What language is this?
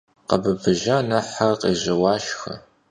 Kabardian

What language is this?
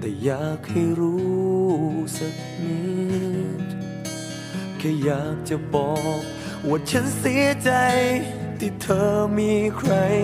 Thai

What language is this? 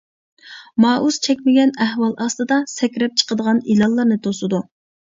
Uyghur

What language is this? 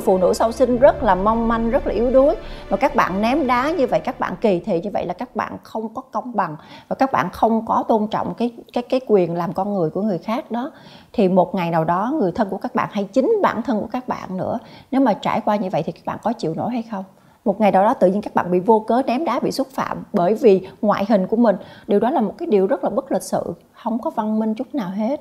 Vietnamese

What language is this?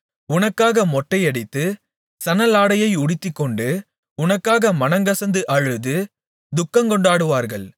Tamil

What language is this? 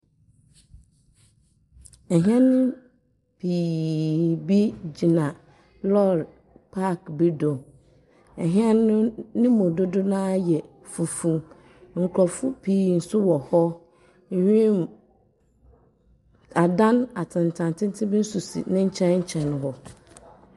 Akan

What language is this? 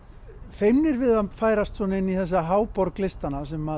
Icelandic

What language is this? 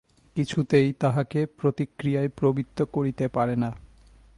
Bangla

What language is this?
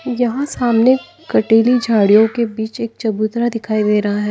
Hindi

